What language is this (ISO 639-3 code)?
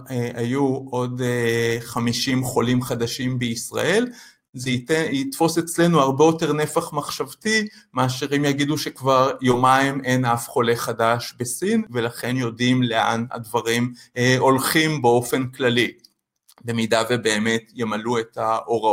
heb